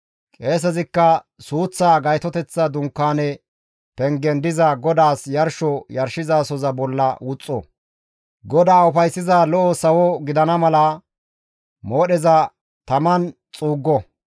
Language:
Gamo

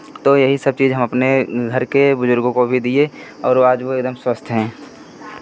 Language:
Hindi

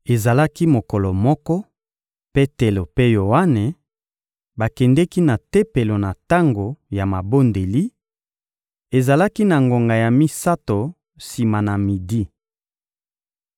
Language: Lingala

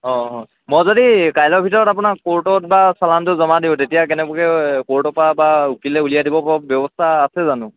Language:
Assamese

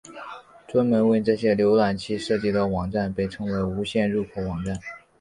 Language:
Chinese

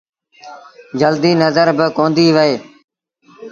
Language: Sindhi Bhil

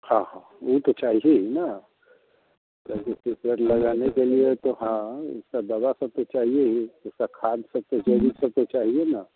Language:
Hindi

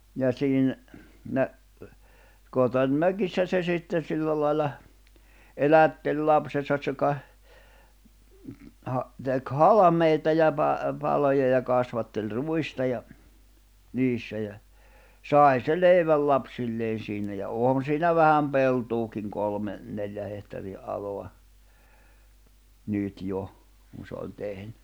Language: Finnish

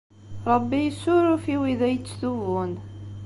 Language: Kabyle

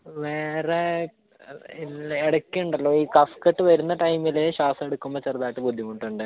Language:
Malayalam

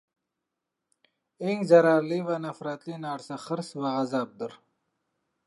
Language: Uzbek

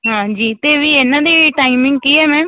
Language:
Punjabi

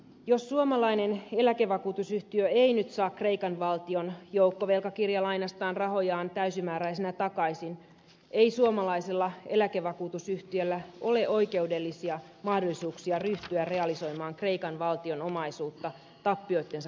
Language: Finnish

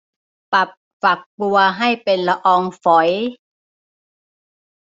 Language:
Thai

